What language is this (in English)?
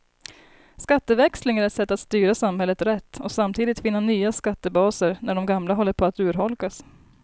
Swedish